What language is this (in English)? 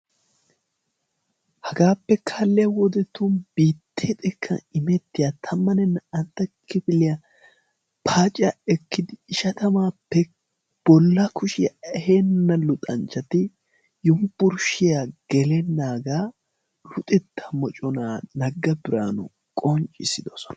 Wolaytta